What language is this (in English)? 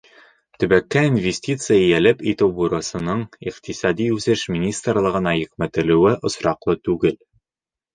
Bashkir